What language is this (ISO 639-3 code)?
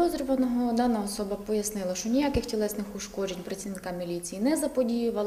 ukr